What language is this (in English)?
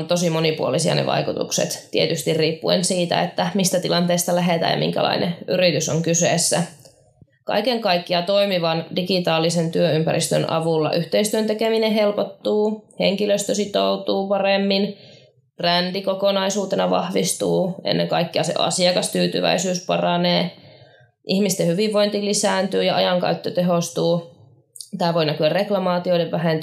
Finnish